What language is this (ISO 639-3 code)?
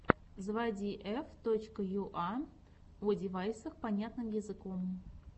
rus